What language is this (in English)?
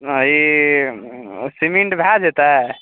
Maithili